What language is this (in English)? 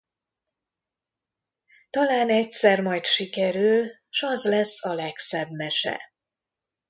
Hungarian